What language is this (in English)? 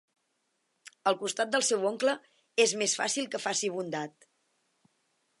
Catalan